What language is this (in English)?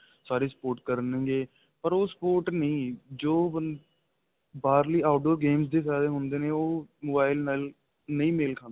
Punjabi